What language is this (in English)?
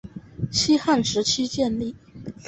Chinese